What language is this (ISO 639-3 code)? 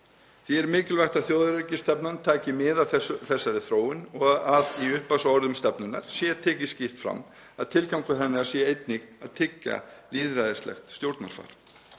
isl